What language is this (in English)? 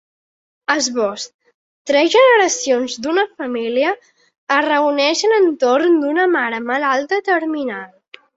Catalan